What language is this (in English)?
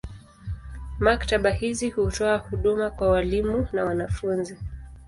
Swahili